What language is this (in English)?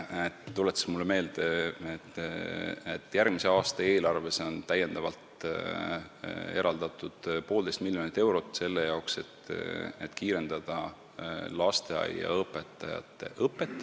Estonian